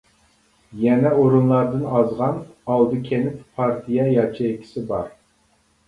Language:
Uyghur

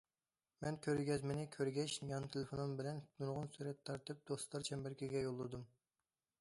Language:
Uyghur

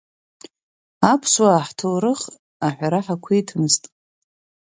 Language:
Abkhazian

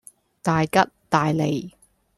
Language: Cantonese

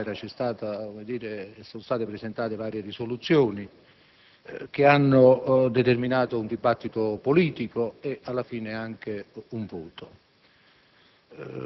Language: Italian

